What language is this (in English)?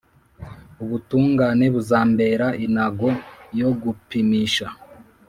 Kinyarwanda